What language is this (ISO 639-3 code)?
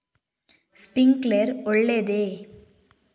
kan